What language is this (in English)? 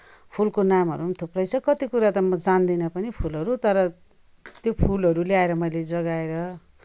Nepali